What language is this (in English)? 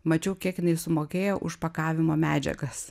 Lithuanian